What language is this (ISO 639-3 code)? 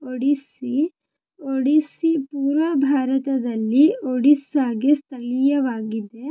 kan